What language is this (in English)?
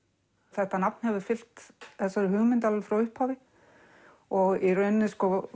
Icelandic